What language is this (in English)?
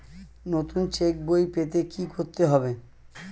Bangla